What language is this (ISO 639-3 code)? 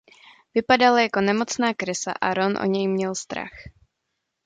ces